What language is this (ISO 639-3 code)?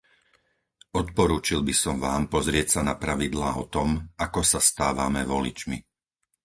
slk